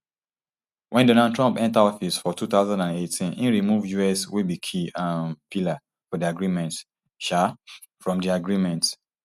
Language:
Nigerian Pidgin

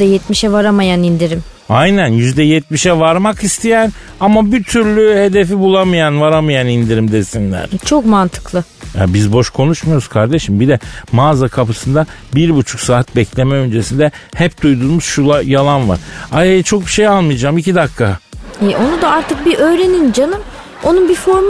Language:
Turkish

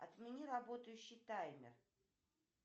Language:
Russian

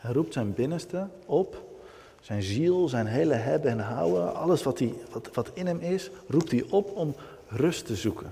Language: Dutch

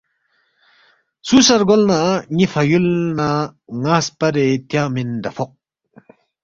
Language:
Balti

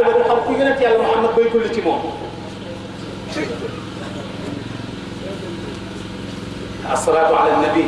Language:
Indonesian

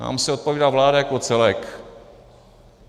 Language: Czech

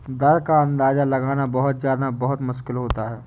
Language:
Hindi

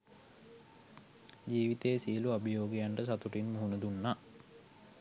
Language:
Sinhala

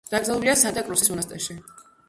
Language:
Georgian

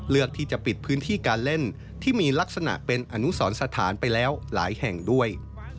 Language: Thai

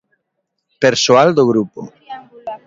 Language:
Galician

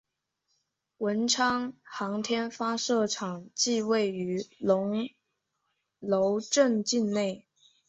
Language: Chinese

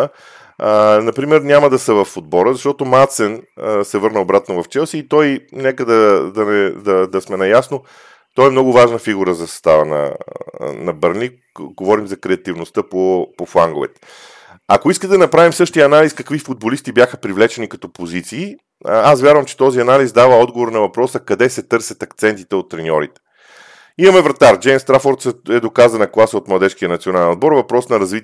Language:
Bulgarian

